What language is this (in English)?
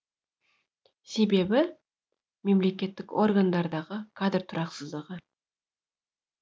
Kazakh